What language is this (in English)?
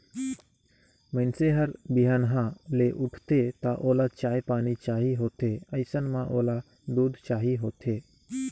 Chhattisgarhi